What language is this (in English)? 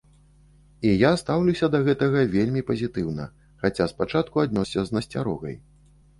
Belarusian